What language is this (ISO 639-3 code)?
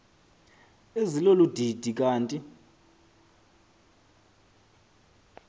xho